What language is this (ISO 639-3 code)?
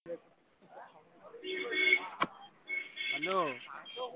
ori